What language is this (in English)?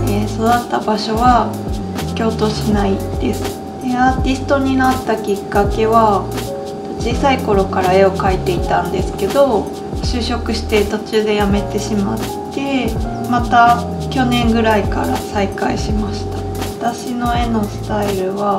Japanese